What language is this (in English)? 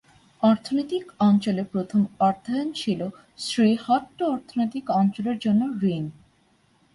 Bangla